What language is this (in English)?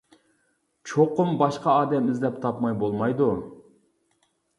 Uyghur